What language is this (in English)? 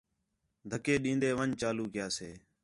Khetrani